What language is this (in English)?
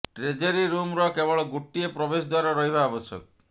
Odia